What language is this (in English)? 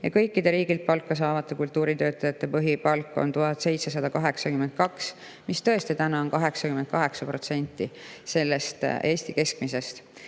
Estonian